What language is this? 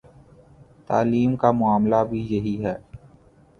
Urdu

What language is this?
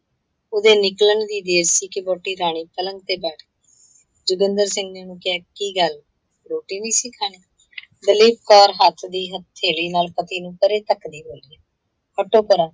Punjabi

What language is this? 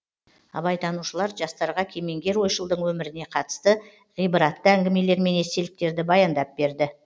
Kazakh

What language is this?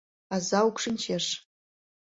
Mari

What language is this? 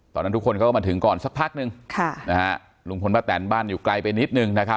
Thai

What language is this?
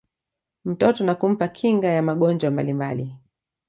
Swahili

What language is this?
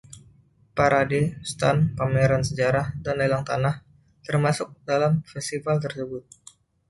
Indonesian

